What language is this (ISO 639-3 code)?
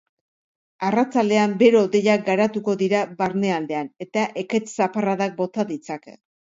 eus